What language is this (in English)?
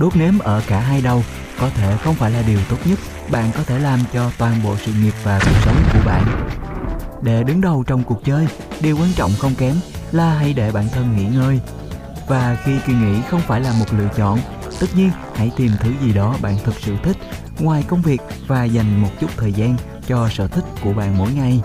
Vietnamese